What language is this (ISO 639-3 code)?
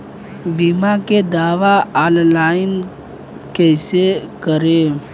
bho